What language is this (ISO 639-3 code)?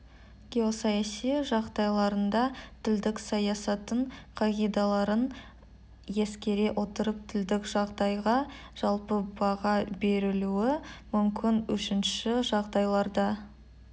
kaz